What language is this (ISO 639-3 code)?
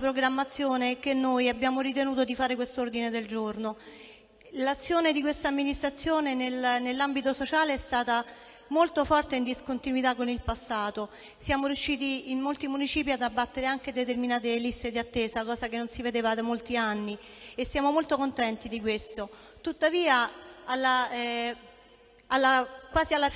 ita